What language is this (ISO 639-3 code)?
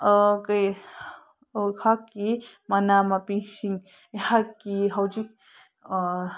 mni